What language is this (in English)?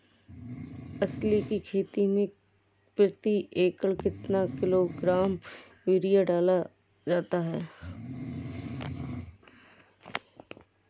Hindi